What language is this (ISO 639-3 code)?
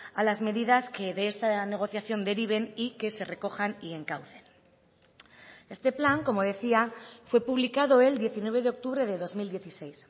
spa